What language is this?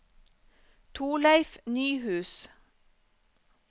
Norwegian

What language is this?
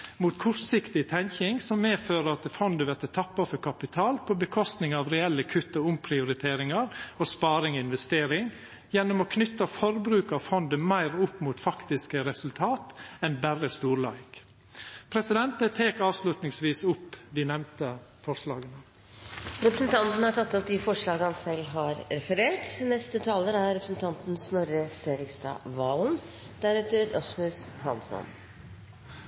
Norwegian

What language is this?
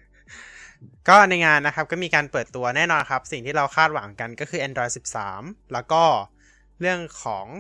Thai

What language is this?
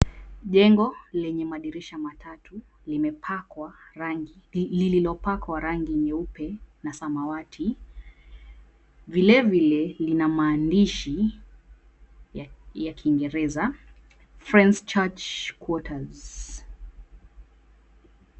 Swahili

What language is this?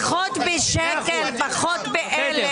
Hebrew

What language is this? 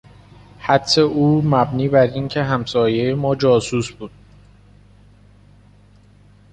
Persian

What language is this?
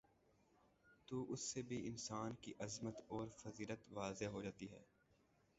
Urdu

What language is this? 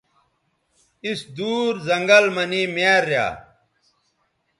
Bateri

